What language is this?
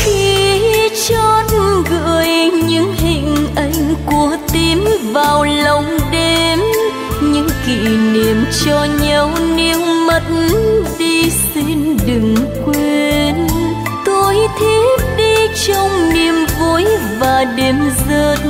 Vietnamese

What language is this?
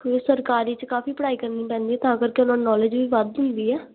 Punjabi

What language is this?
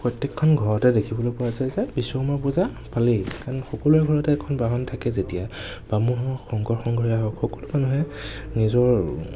Assamese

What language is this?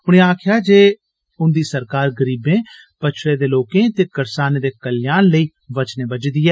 Dogri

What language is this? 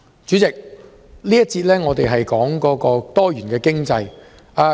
Cantonese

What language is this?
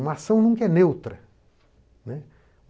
Portuguese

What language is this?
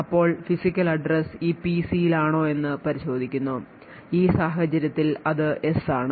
Malayalam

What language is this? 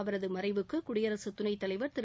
Tamil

